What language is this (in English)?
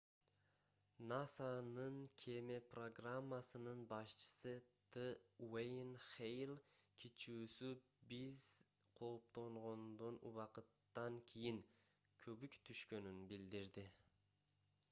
Kyrgyz